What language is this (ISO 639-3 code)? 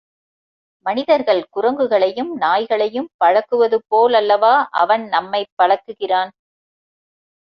tam